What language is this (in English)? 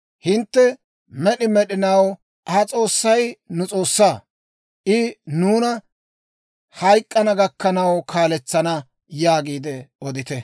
Dawro